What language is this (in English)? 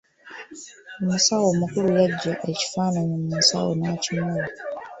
Ganda